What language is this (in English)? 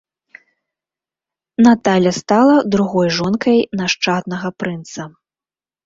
Belarusian